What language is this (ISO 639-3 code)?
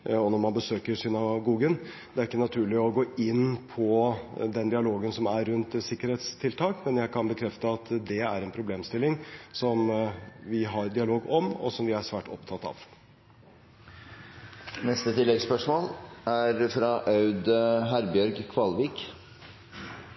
nor